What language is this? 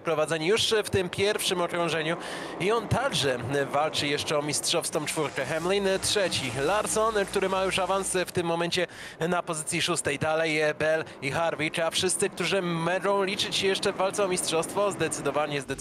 Polish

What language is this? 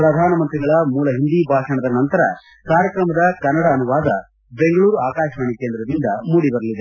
Kannada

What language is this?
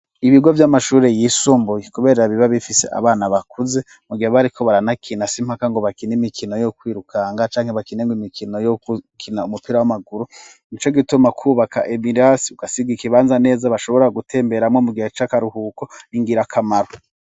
Rundi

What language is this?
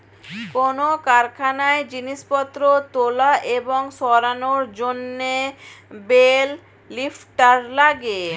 Bangla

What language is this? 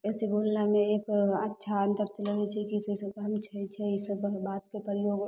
Maithili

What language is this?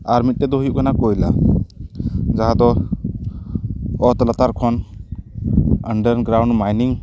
Santali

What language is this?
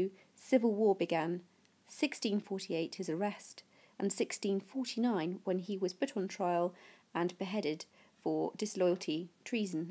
English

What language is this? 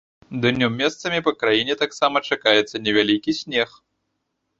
Belarusian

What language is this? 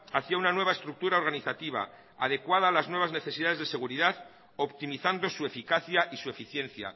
Spanish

